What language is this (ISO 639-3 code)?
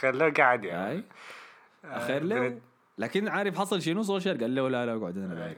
ara